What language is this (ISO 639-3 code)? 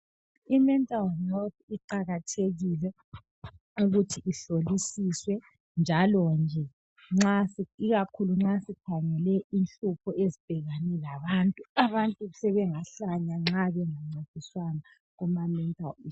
nde